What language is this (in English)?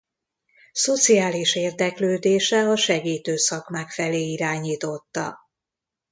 Hungarian